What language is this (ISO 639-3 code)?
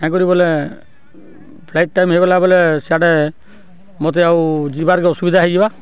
ori